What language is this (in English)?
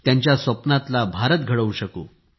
Marathi